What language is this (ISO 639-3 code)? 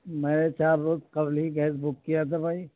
urd